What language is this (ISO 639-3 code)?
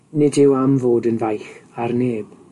cym